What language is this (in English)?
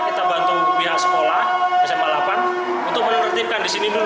Indonesian